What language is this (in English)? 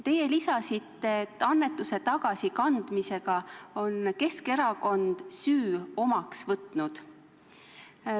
Estonian